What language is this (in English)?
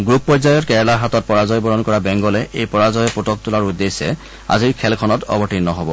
Assamese